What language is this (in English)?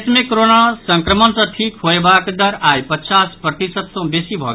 Maithili